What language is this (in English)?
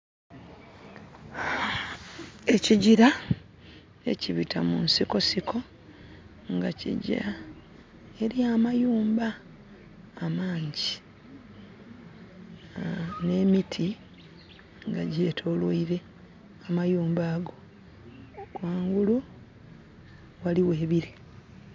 Soga